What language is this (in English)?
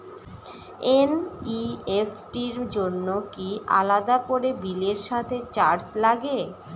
Bangla